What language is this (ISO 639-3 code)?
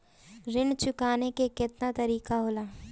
bho